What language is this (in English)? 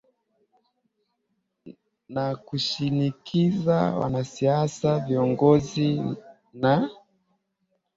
Swahili